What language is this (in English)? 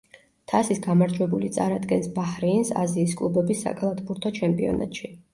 Georgian